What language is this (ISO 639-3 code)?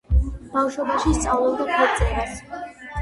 kat